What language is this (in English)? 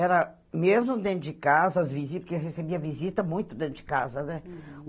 Portuguese